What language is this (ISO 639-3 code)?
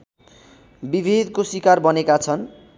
nep